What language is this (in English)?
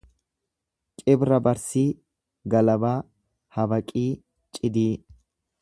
Oromo